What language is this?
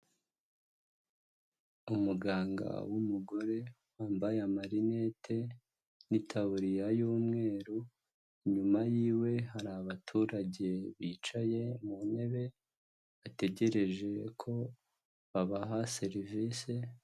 Kinyarwanda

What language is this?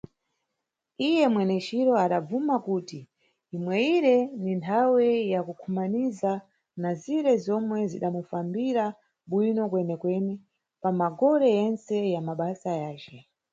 Nyungwe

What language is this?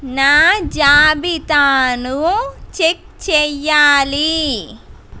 Telugu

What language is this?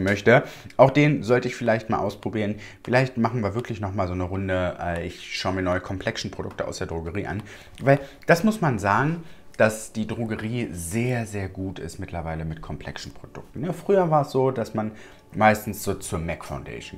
German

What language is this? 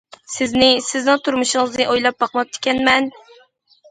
Uyghur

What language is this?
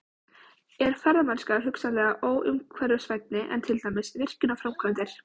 Icelandic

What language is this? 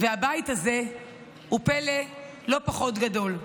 Hebrew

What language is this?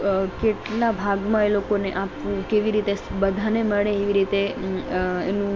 Gujarati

